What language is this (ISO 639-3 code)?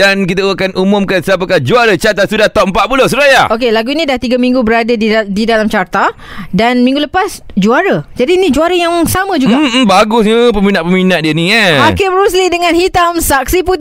msa